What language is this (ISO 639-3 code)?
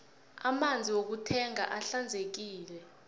nbl